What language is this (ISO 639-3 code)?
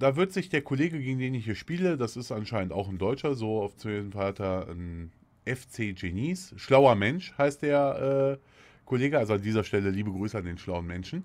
deu